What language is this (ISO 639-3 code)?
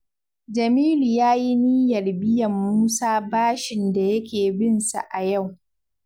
hau